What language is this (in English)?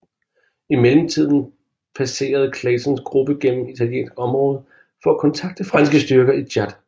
Danish